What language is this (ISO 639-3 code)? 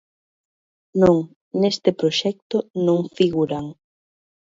glg